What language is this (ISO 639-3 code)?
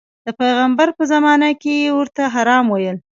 pus